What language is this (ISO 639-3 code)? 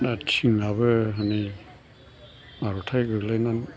brx